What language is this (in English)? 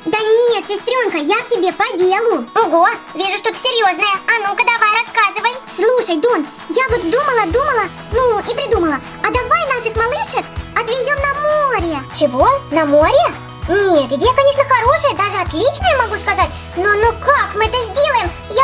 Russian